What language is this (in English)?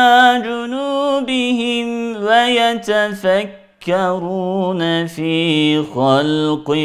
Turkish